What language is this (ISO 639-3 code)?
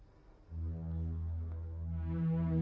ind